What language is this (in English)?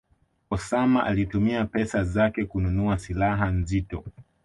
Swahili